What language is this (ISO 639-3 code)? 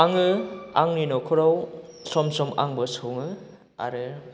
brx